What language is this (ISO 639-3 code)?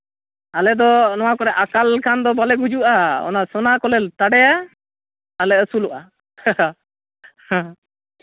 sat